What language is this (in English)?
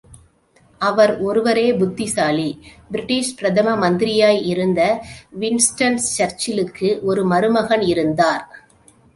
Tamil